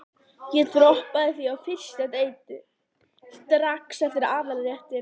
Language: Icelandic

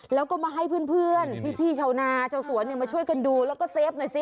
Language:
Thai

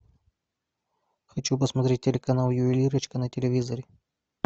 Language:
Russian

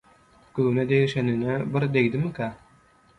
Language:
Turkmen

